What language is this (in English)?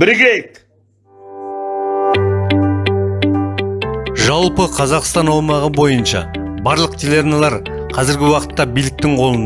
Turkish